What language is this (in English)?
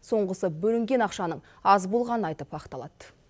Kazakh